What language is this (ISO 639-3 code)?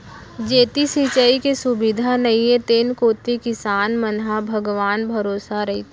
hne